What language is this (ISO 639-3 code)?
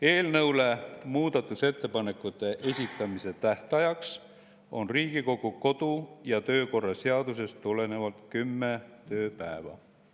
est